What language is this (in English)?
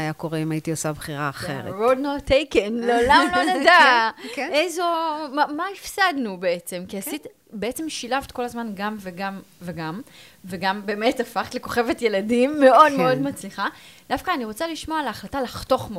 Hebrew